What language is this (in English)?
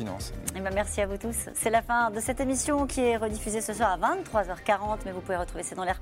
French